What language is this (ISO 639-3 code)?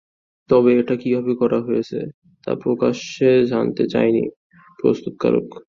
ben